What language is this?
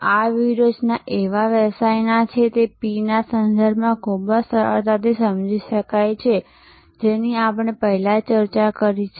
Gujarati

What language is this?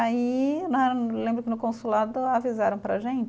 Portuguese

